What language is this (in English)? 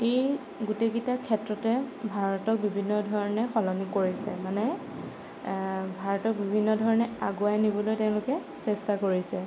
Assamese